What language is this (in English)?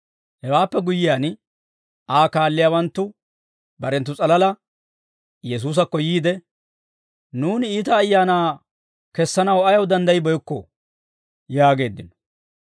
Dawro